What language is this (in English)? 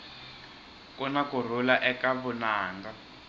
Tsonga